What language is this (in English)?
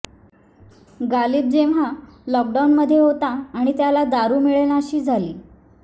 Marathi